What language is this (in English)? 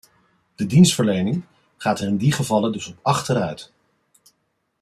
Dutch